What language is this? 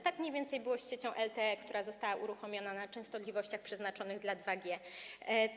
Polish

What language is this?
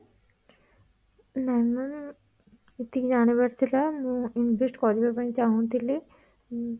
Odia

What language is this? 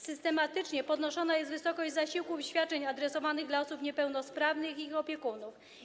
Polish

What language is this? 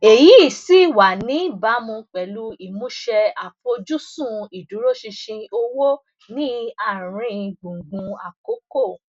Yoruba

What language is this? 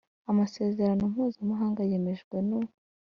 Kinyarwanda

